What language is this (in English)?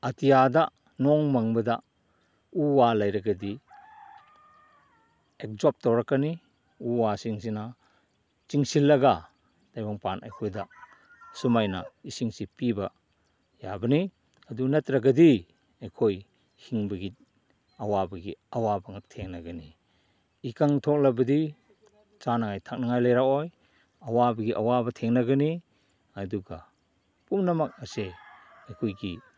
Manipuri